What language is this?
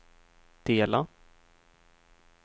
Swedish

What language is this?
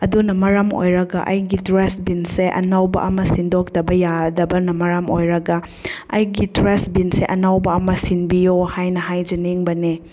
Manipuri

